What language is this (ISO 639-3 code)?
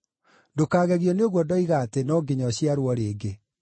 kik